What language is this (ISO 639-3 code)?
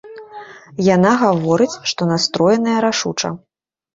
bel